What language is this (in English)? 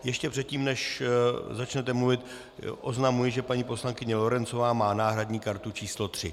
Czech